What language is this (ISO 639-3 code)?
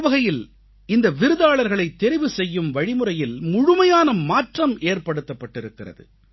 tam